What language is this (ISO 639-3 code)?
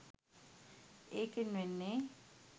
sin